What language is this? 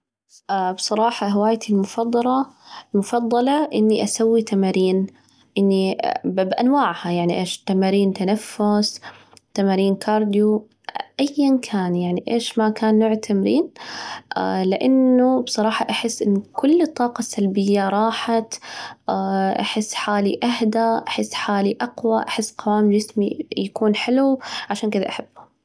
Najdi Arabic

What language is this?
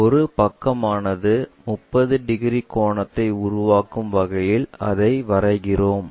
Tamil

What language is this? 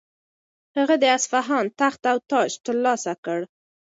Pashto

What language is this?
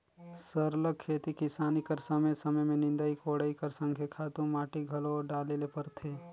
Chhattisgarhi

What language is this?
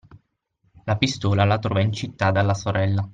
Italian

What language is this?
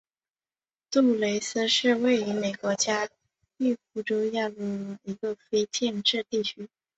Chinese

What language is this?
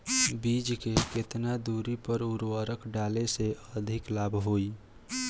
Bhojpuri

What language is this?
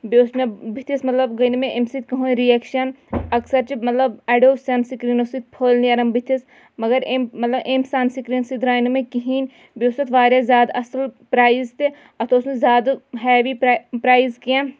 Kashmiri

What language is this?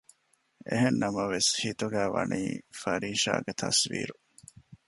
Divehi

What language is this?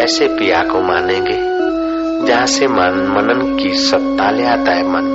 Hindi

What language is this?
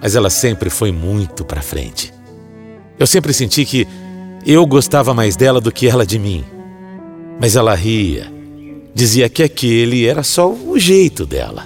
Portuguese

